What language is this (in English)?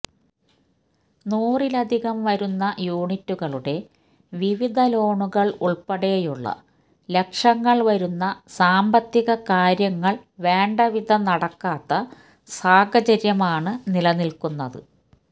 Malayalam